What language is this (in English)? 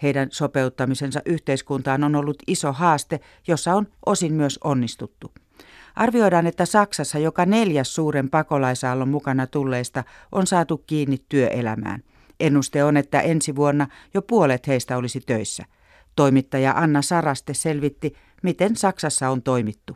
Finnish